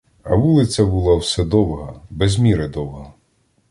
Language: Ukrainian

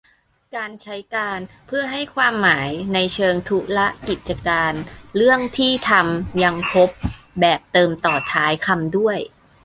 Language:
Thai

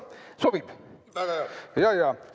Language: Estonian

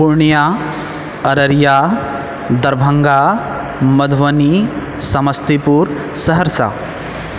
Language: Maithili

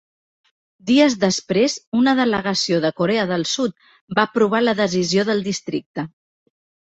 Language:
Catalan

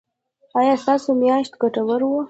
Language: Pashto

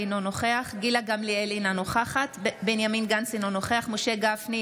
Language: Hebrew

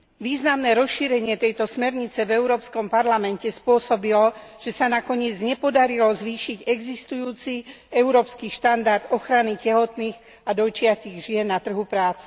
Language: Slovak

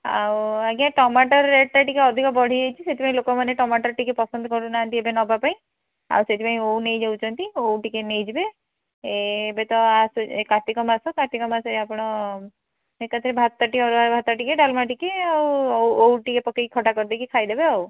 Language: Odia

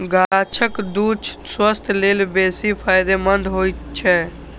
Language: Maithili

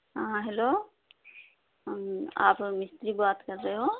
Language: Urdu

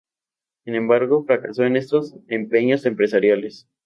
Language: Spanish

